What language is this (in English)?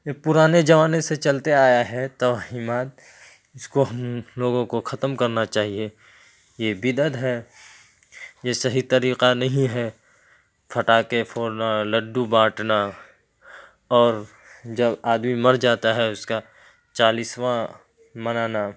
Urdu